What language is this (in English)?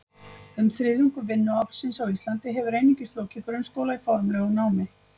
Icelandic